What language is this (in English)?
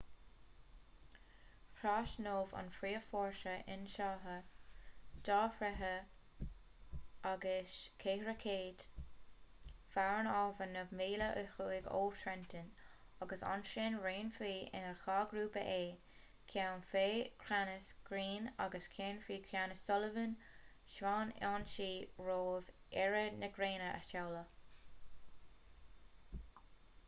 Irish